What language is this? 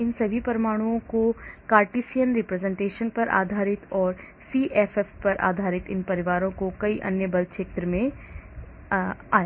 Hindi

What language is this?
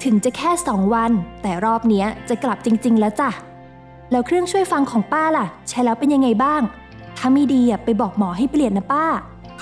Thai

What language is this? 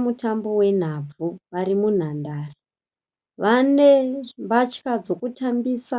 Shona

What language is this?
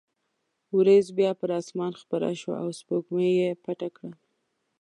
Pashto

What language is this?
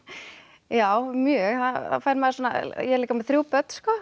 Icelandic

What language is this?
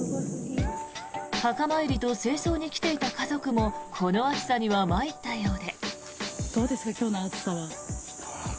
Japanese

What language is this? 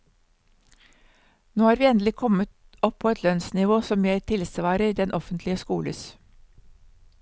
Norwegian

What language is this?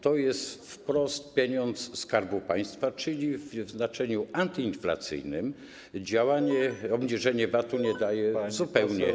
Polish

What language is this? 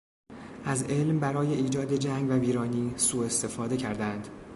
Persian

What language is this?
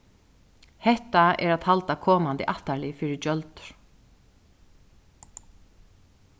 Faroese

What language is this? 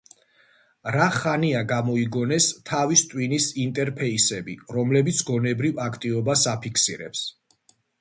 Georgian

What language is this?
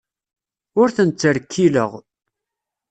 Kabyle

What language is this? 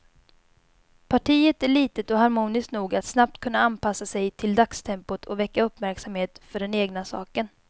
Swedish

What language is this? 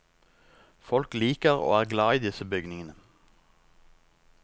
Norwegian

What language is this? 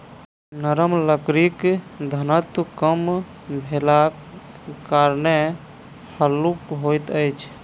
Maithili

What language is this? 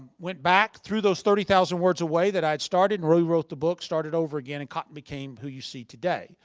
English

